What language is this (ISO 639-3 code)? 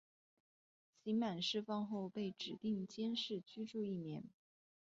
zho